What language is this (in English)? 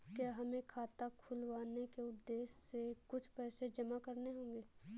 Hindi